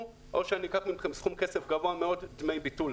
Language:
Hebrew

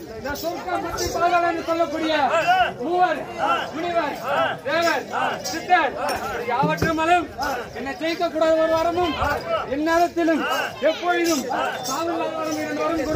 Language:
Arabic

